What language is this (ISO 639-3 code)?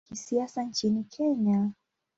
swa